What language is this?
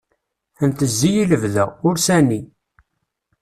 Kabyle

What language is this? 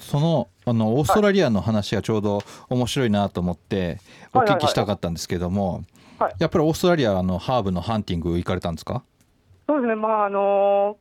Japanese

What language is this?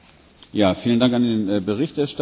German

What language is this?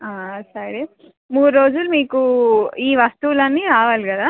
Telugu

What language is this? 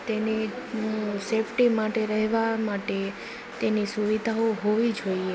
Gujarati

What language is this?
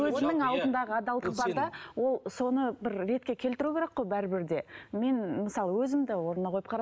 Kazakh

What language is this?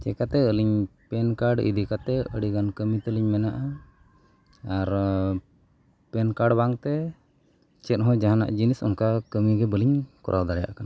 Santali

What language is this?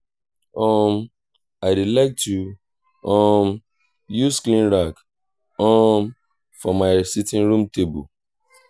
Nigerian Pidgin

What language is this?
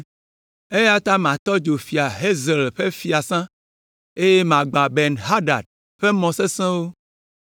Ewe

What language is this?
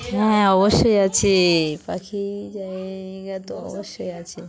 Bangla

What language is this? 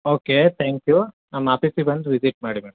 Kannada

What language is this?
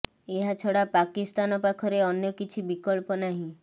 Odia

